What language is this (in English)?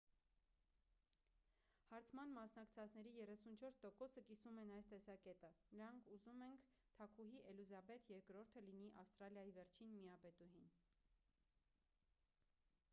Armenian